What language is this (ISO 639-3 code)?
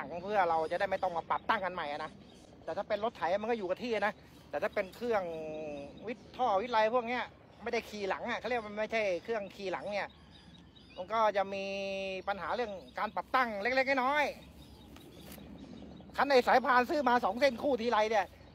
tha